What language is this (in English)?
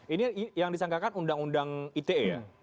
Indonesian